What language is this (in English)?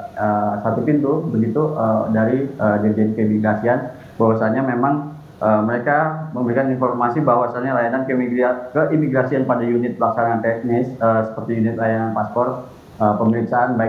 Indonesian